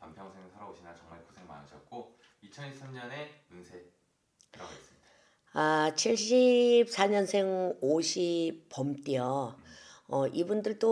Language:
Korean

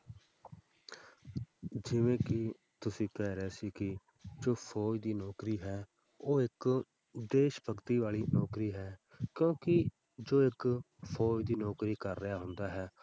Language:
Punjabi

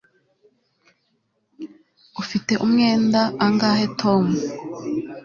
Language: Kinyarwanda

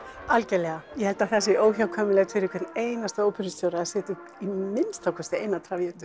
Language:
Icelandic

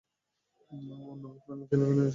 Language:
Bangla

